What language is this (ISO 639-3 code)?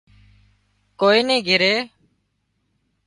kxp